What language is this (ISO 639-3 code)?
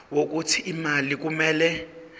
zul